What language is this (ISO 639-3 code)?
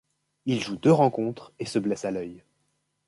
fra